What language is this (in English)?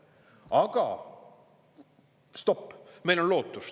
Estonian